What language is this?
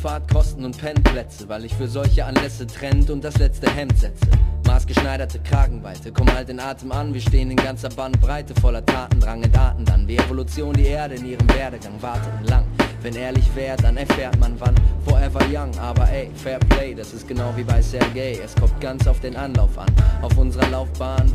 German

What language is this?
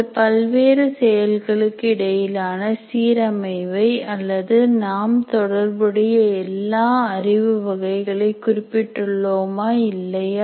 Tamil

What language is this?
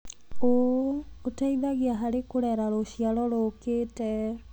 Kikuyu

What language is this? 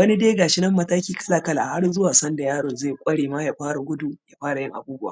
Hausa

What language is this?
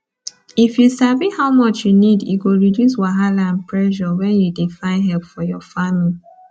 Nigerian Pidgin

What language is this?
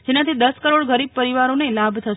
Gujarati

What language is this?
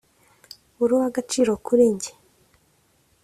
Kinyarwanda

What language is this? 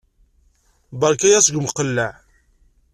Kabyle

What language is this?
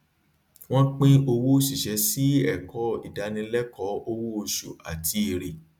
Yoruba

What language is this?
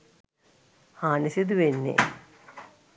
Sinhala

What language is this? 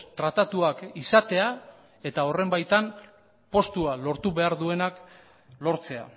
Basque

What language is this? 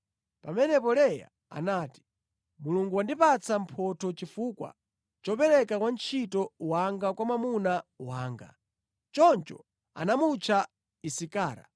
Nyanja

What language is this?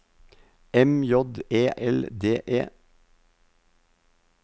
Norwegian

